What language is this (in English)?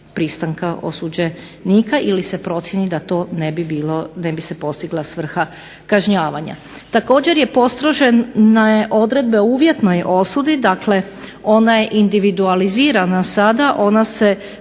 Croatian